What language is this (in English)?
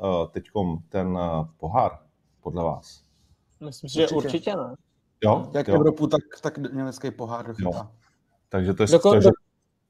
Czech